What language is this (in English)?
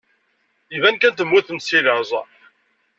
Kabyle